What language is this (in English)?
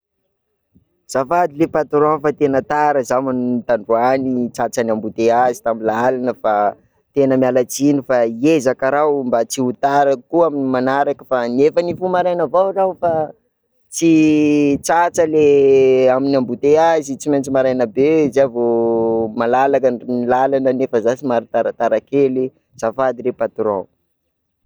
Sakalava Malagasy